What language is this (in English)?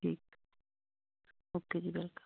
Punjabi